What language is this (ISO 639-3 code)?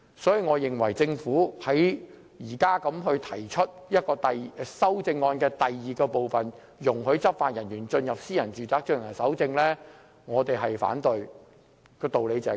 yue